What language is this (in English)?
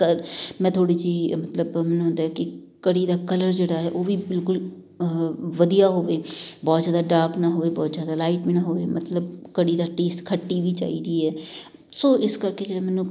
Punjabi